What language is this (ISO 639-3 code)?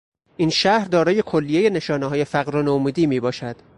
fas